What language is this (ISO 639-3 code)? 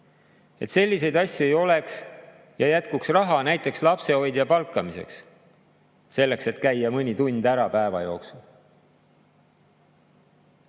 est